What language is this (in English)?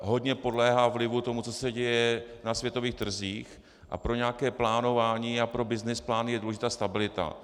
Czech